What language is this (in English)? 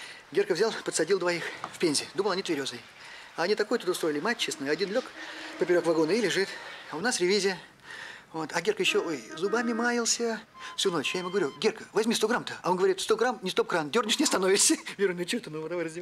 Russian